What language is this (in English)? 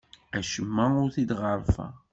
Kabyle